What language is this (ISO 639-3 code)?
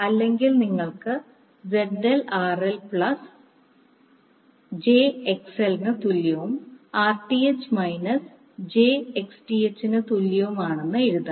mal